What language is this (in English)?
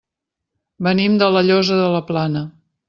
Catalan